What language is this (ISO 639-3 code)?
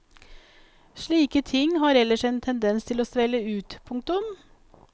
nor